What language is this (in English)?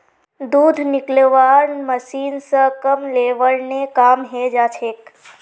Magahi